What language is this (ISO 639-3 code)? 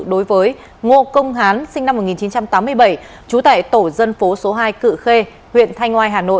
vie